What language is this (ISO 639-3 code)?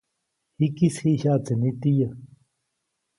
zoc